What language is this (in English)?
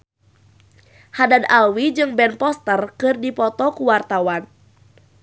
Sundanese